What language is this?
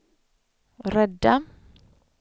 Swedish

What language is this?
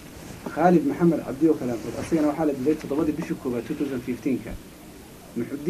Arabic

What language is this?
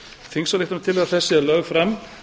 Icelandic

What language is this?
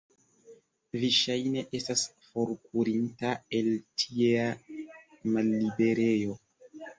Esperanto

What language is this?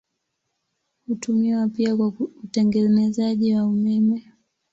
Swahili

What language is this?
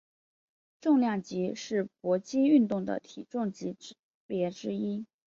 Chinese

